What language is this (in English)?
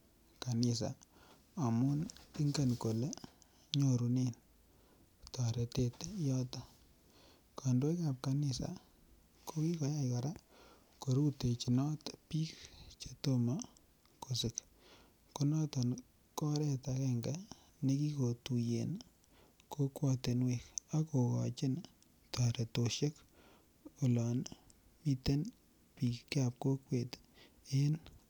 Kalenjin